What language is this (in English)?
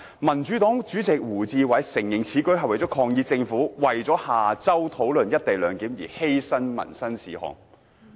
Cantonese